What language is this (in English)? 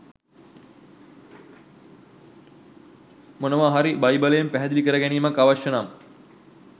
Sinhala